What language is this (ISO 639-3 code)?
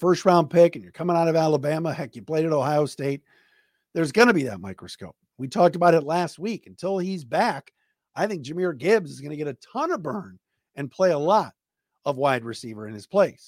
eng